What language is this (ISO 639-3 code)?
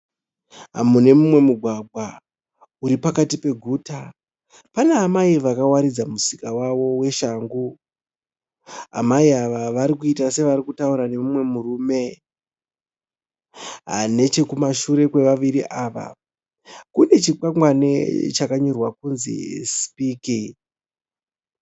sna